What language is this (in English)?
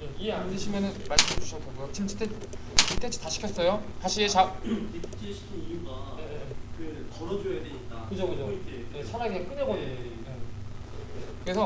Korean